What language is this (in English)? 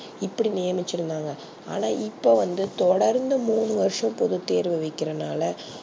Tamil